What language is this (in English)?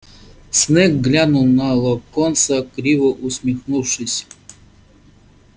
Russian